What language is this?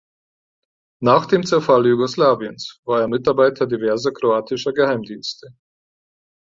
German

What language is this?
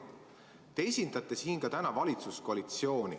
Estonian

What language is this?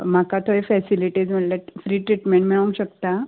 Konkani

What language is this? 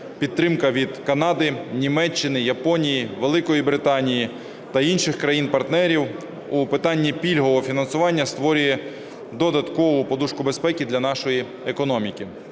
Ukrainian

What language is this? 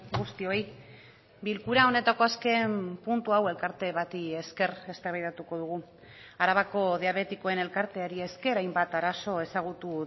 Basque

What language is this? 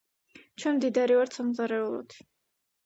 Georgian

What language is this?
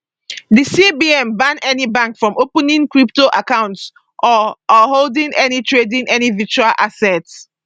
Nigerian Pidgin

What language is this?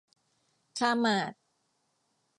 Thai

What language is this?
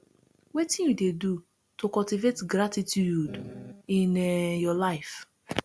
Nigerian Pidgin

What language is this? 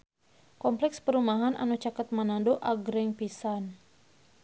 Sundanese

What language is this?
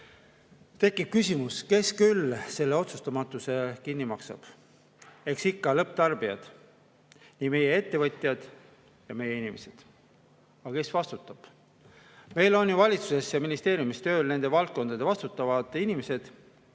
Estonian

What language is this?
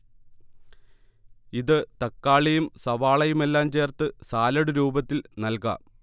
Malayalam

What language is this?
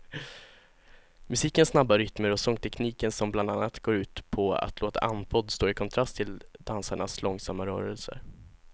Swedish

